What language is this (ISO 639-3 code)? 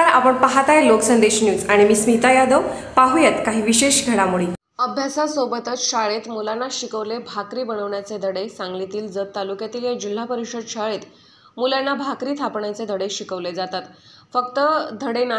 ron